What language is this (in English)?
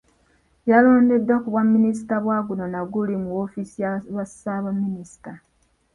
Ganda